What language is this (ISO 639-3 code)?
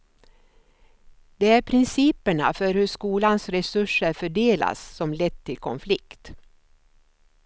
swe